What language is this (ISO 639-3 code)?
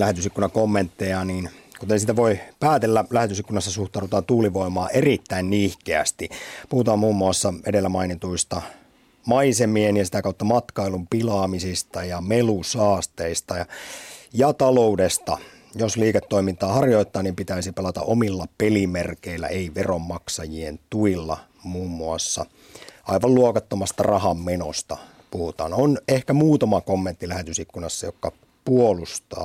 fin